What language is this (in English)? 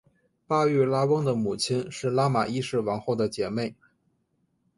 Chinese